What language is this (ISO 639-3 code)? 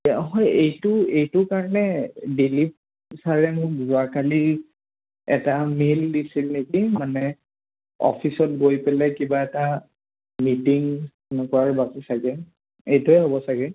asm